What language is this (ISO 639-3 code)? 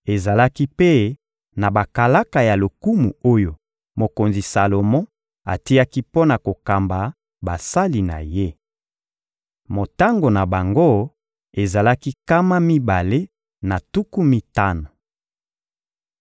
lin